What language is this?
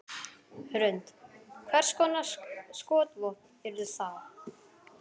Icelandic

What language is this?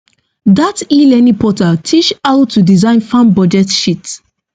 Nigerian Pidgin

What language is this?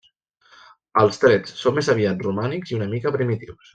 Catalan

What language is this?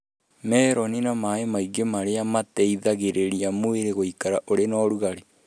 Kikuyu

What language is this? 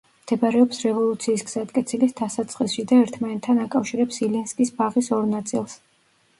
Georgian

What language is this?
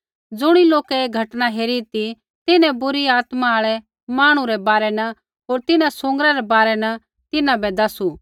Kullu Pahari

